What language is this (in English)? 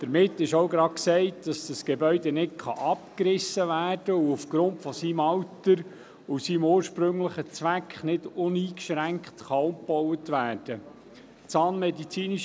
Swiss German